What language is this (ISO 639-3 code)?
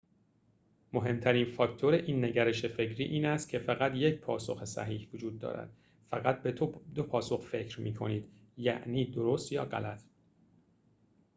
fas